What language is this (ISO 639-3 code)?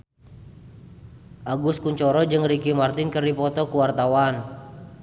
sun